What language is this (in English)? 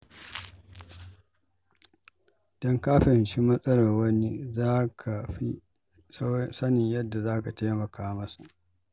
Hausa